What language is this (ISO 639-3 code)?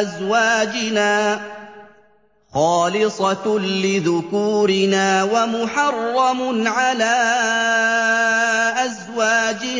ara